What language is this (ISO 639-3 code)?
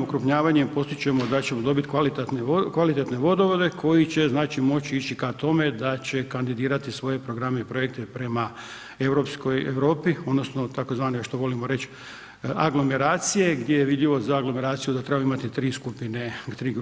hrv